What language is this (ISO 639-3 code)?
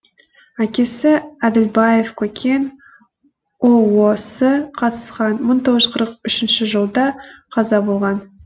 kaz